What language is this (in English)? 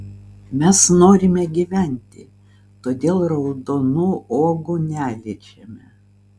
Lithuanian